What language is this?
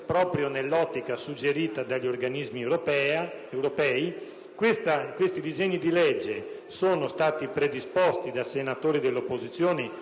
Italian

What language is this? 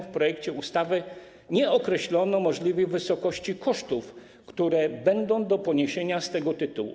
Polish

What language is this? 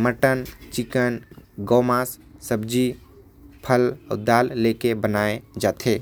Korwa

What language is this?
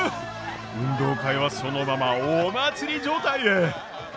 Japanese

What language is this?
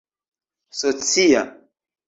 Esperanto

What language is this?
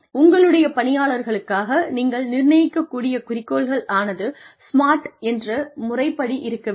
Tamil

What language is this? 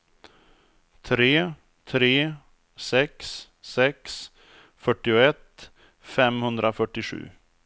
Swedish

